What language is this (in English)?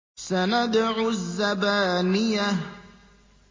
Arabic